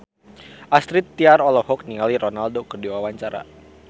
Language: Sundanese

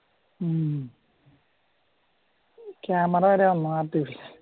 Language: Malayalam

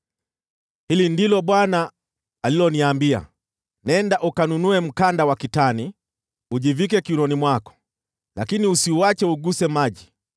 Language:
Swahili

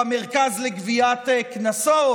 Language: Hebrew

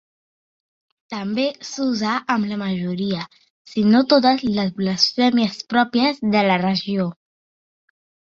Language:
Catalan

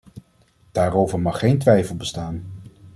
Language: Dutch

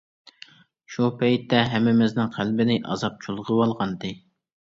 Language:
Uyghur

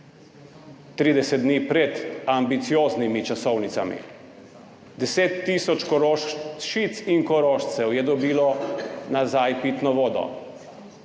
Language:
Slovenian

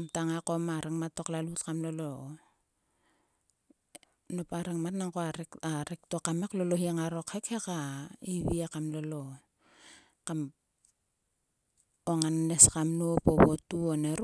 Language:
Sulka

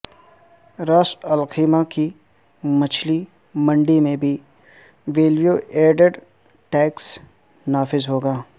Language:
Urdu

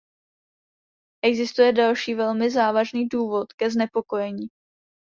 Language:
Czech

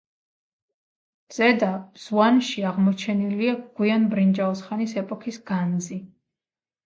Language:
Georgian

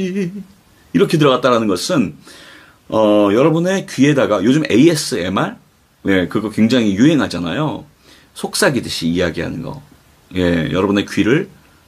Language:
Korean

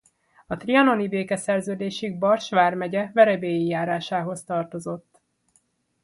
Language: Hungarian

